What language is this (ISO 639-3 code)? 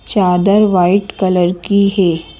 hin